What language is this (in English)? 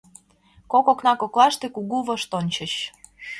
Mari